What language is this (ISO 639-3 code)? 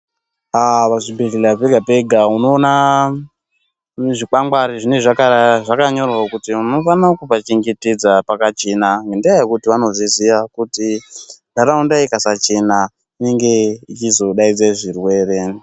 ndc